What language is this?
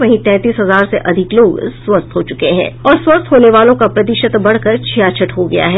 Hindi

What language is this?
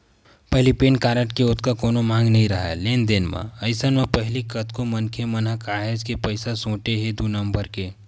Chhattisgarhi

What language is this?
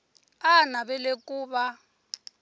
Tsonga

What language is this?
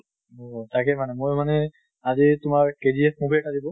Assamese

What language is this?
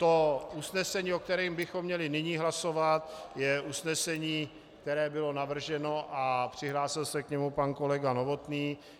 Czech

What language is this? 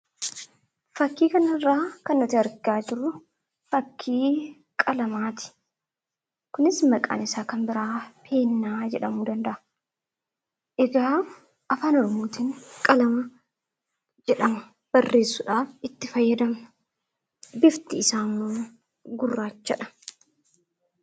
Oromo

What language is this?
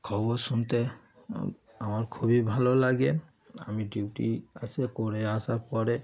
Bangla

